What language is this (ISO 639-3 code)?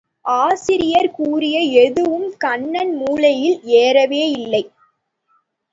tam